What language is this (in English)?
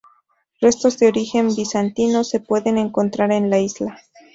Spanish